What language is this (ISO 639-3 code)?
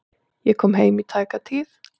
isl